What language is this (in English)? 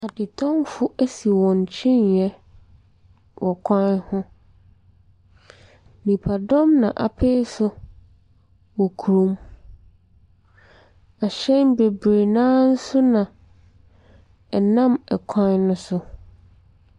Akan